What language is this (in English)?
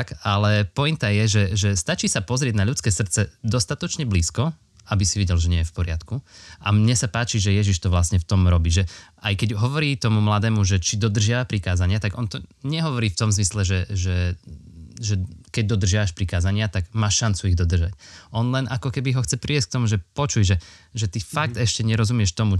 Slovak